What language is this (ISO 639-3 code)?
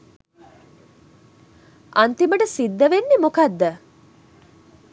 sin